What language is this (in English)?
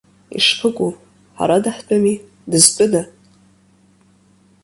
Abkhazian